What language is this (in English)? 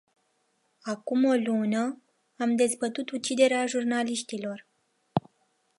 Romanian